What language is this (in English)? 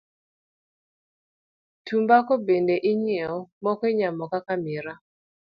Luo (Kenya and Tanzania)